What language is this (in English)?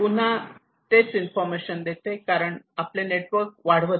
Marathi